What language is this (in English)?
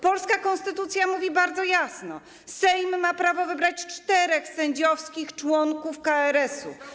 Polish